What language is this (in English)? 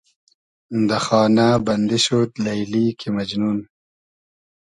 Hazaragi